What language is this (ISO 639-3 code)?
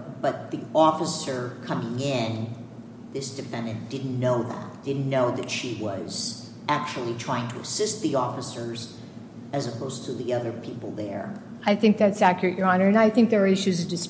eng